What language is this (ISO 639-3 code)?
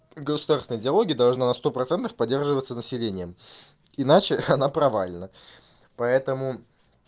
rus